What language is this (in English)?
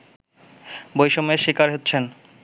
Bangla